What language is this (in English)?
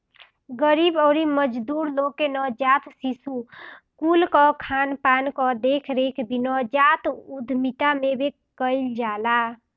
Bhojpuri